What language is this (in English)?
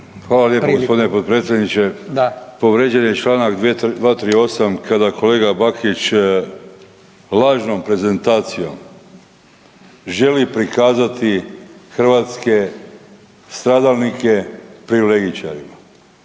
Croatian